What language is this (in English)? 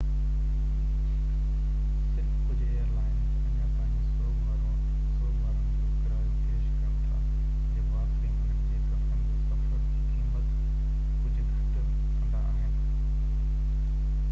Sindhi